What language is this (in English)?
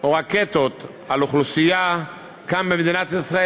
Hebrew